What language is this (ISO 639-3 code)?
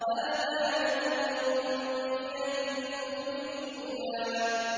ara